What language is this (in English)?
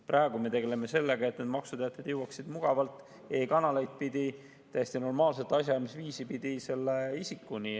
Estonian